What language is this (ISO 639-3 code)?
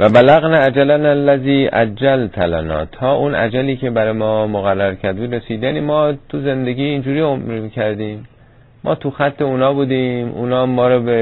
fas